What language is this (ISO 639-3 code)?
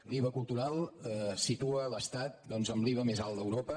cat